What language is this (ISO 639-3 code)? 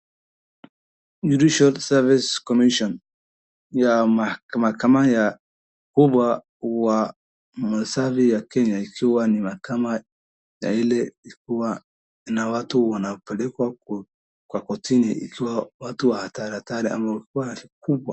swa